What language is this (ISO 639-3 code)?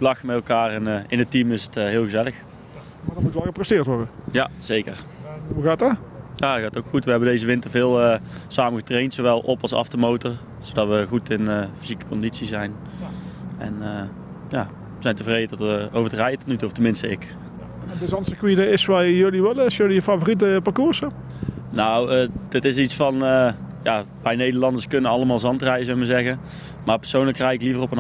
nld